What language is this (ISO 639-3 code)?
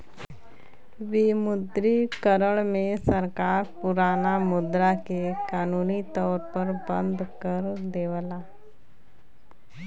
bho